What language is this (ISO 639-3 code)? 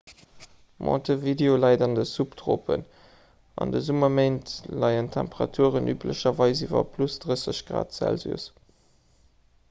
ltz